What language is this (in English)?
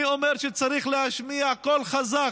Hebrew